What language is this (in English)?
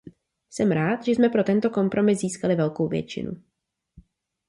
Czech